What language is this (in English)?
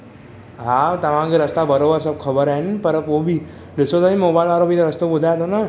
Sindhi